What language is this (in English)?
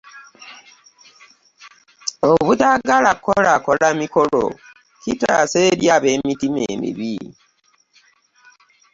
Ganda